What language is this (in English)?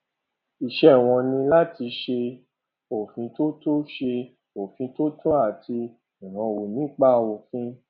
Yoruba